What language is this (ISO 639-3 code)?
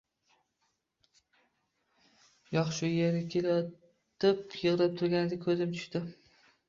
uzb